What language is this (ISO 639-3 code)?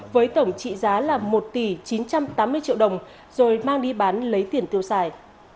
vie